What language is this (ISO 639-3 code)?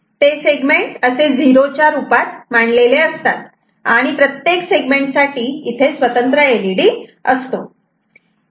mar